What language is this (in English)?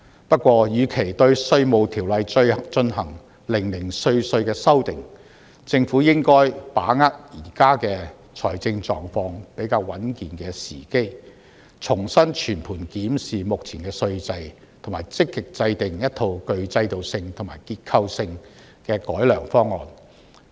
Cantonese